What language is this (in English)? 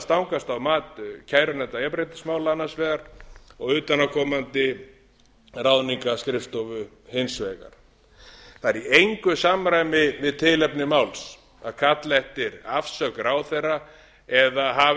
Icelandic